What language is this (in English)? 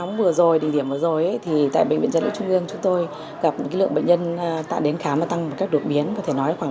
Vietnamese